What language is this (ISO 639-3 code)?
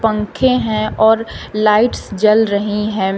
hin